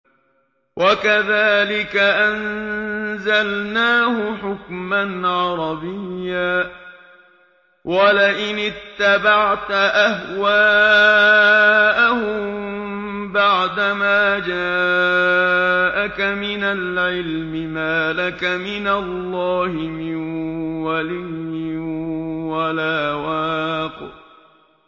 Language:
Arabic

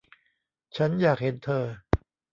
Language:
Thai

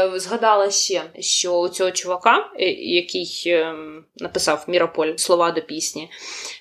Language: Ukrainian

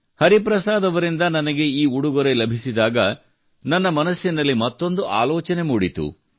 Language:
Kannada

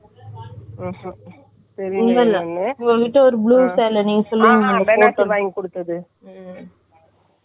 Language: Tamil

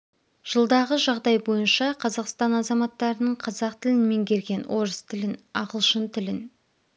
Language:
Kazakh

